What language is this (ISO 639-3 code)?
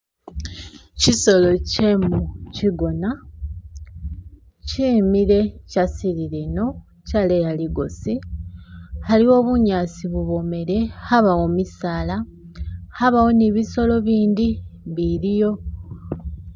myx